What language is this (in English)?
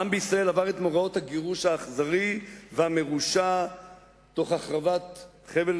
Hebrew